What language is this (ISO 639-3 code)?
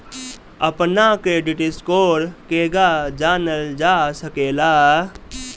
bho